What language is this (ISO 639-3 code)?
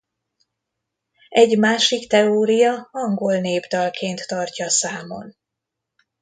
hun